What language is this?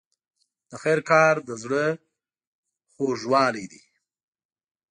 Pashto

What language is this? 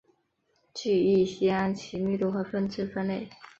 Chinese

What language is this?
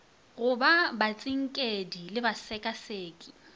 Northern Sotho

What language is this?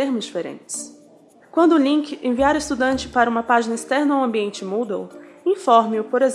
Portuguese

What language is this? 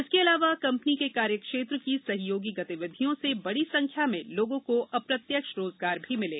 Hindi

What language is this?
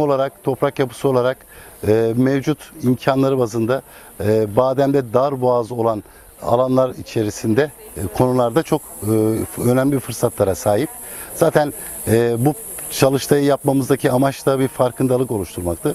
Turkish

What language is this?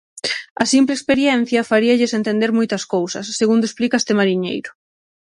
Galician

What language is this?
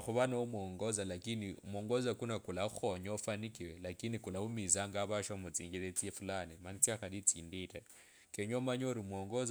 Kabras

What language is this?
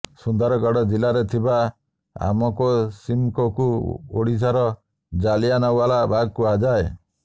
Odia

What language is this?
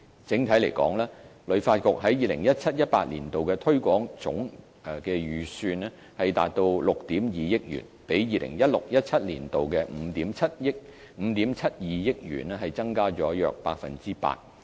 Cantonese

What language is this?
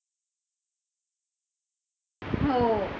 Marathi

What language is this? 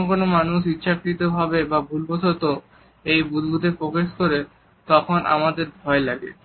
Bangla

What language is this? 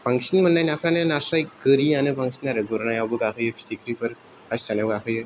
Bodo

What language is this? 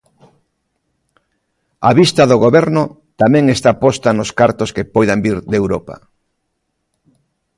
Galician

